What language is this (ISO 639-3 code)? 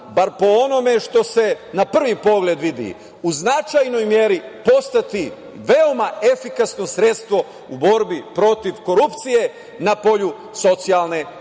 srp